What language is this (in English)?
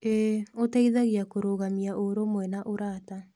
Kikuyu